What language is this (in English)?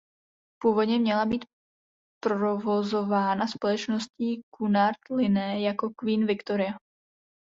Czech